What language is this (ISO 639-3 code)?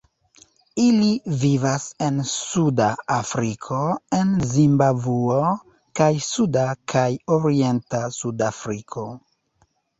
epo